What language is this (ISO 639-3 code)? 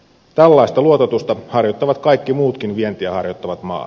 fin